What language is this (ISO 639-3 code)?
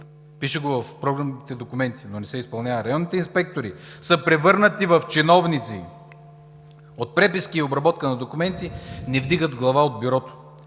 bul